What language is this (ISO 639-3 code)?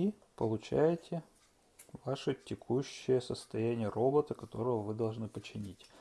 rus